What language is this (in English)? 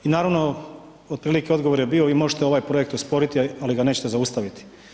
Croatian